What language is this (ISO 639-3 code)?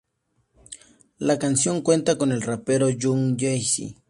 spa